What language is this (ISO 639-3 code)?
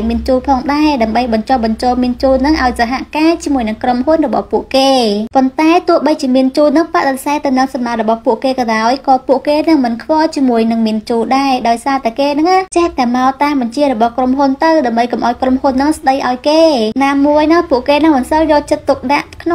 vie